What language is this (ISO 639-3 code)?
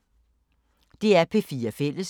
dan